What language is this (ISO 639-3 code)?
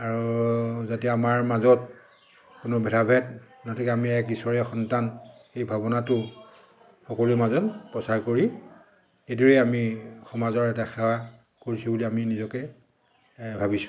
asm